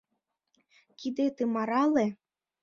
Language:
Mari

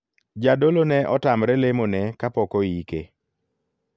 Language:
Luo (Kenya and Tanzania)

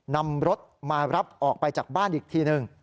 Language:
Thai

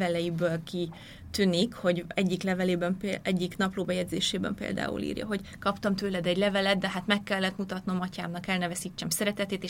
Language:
Hungarian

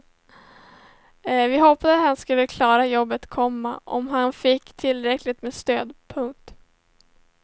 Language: Swedish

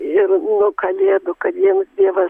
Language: Lithuanian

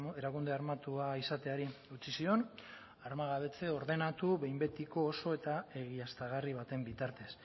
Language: Basque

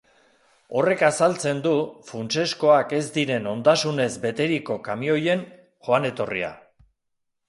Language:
Basque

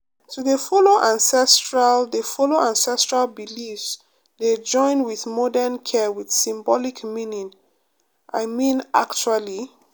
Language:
Nigerian Pidgin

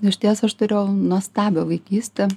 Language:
Lithuanian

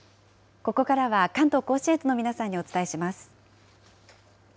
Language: Japanese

